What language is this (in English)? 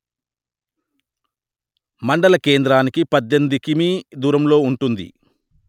Telugu